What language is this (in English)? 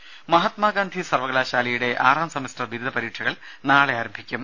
Malayalam